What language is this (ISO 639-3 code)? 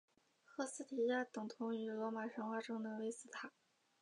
zho